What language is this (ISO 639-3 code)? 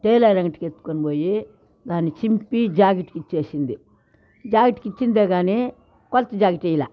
tel